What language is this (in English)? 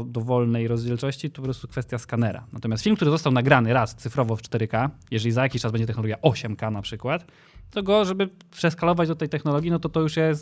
Polish